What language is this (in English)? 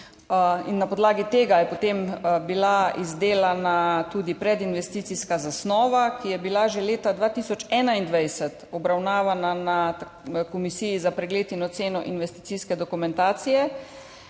Slovenian